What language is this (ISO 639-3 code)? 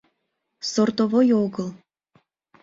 chm